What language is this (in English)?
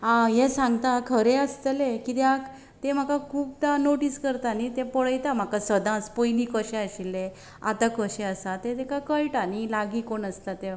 Konkani